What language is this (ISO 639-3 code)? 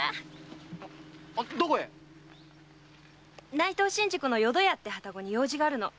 jpn